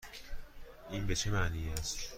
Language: Persian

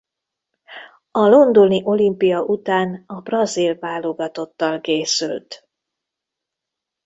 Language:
Hungarian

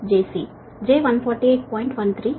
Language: Telugu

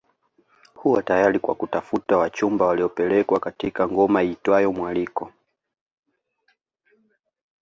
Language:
Swahili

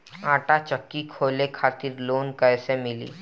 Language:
Bhojpuri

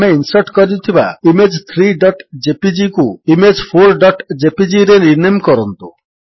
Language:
Odia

